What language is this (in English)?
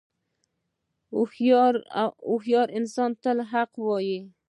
Pashto